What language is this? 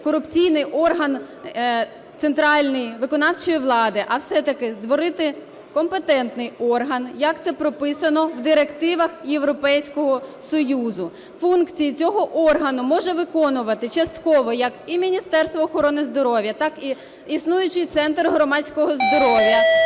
Ukrainian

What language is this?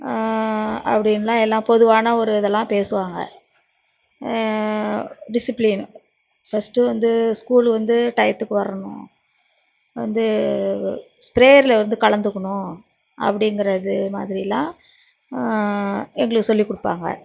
Tamil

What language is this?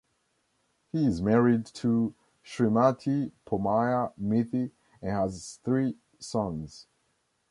English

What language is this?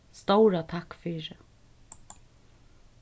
Faroese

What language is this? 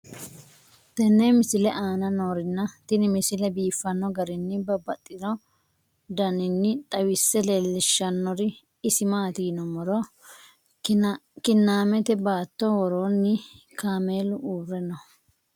Sidamo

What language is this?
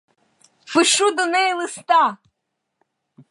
Ukrainian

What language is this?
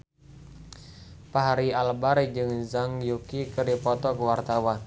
Sundanese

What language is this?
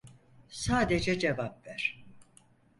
Turkish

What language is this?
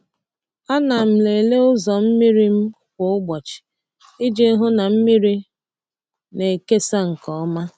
Igbo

